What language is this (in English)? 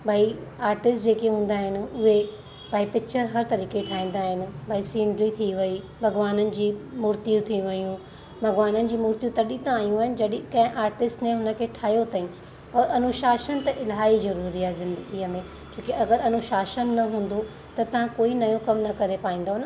Sindhi